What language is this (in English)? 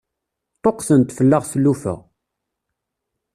Kabyle